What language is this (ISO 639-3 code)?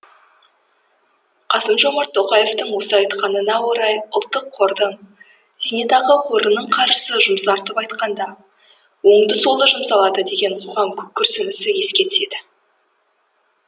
kaz